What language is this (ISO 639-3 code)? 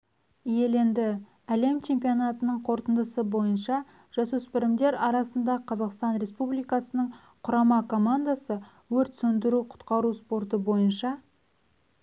kaz